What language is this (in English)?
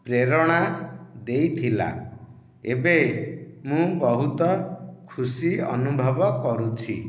Odia